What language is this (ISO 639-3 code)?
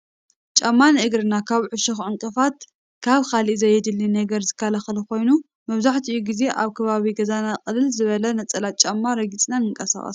tir